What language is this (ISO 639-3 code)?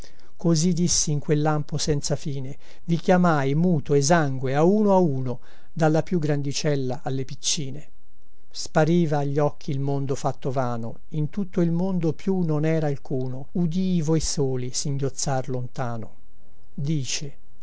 ita